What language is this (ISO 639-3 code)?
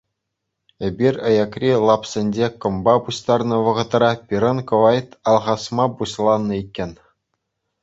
chv